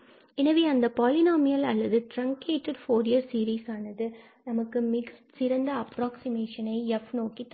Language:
Tamil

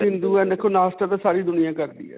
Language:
Punjabi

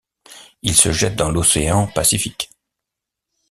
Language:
French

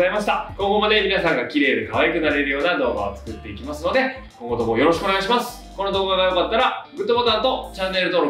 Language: Japanese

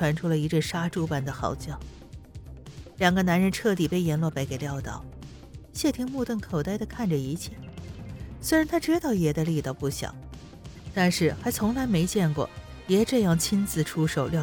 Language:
Chinese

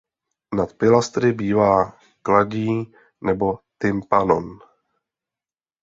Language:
Czech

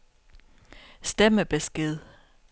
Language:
Danish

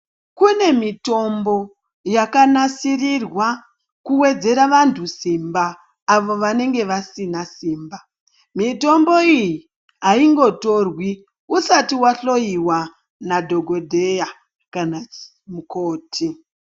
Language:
Ndau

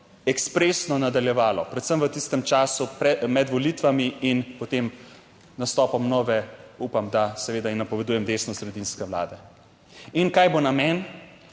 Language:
Slovenian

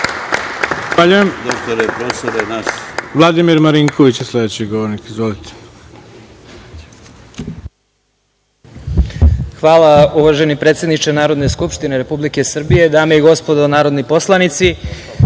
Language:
Serbian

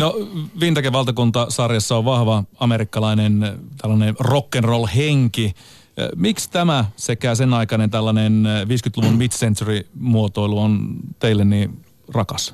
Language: Finnish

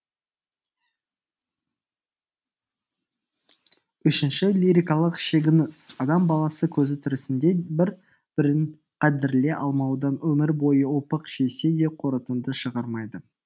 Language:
Kazakh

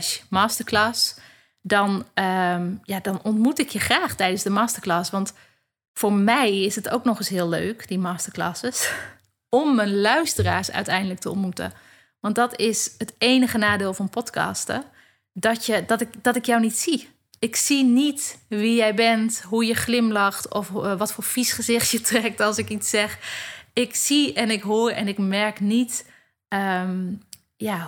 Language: Dutch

